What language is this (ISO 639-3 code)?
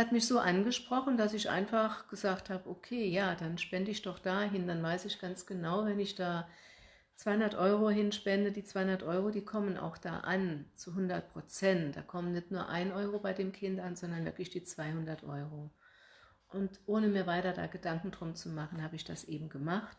deu